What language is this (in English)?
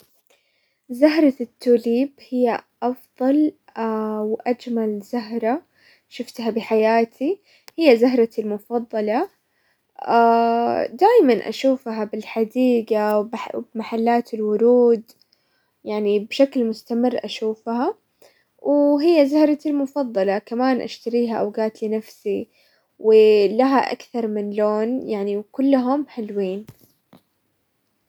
Hijazi Arabic